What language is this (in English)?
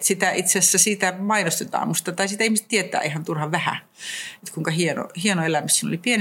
Finnish